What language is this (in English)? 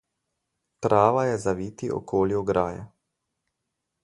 Slovenian